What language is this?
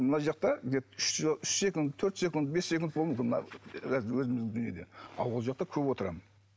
Kazakh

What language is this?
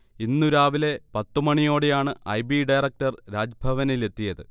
Malayalam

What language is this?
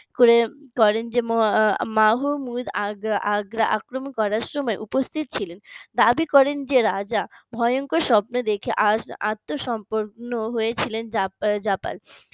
Bangla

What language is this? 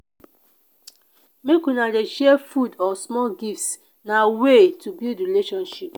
Nigerian Pidgin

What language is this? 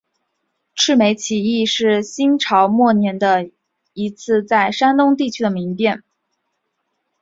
Chinese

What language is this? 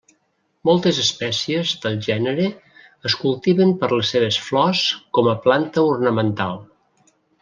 Catalan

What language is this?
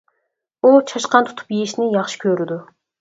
Uyghur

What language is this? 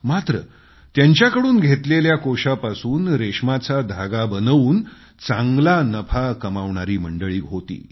Marathi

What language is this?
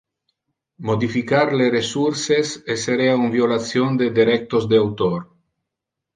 Interlingua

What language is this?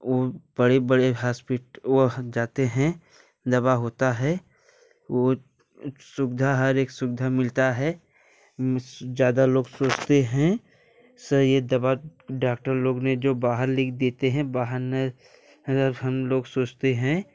Hindi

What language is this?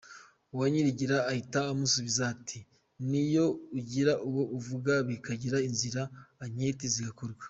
Kinyarwanda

